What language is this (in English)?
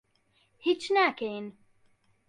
Central Kurdish